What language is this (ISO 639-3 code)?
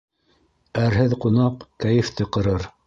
bak